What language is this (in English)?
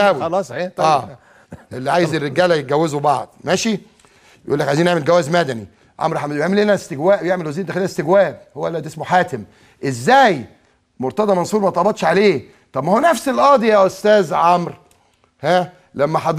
Arabic